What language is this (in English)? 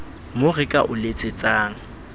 Southern Sotho